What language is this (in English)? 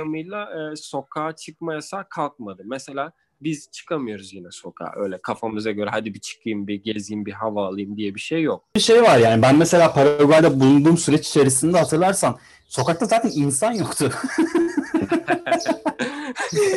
Turkish